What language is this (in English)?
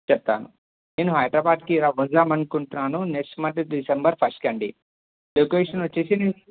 Telugu